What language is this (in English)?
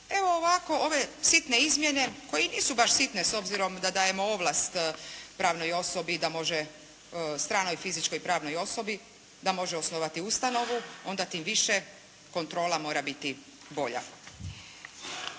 Croatian